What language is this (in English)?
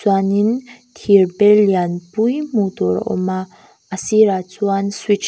Mizo